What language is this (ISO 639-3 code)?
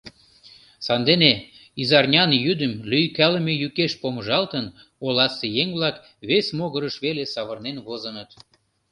chm